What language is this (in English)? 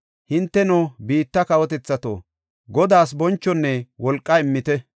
Gofa